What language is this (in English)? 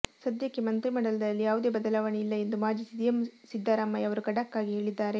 Kannada